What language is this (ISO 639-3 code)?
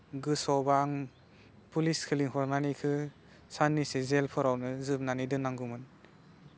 brx